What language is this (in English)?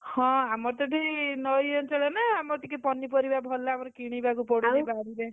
Odia